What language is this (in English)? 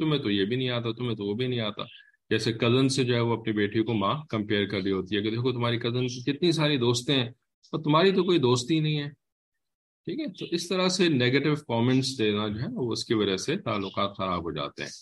English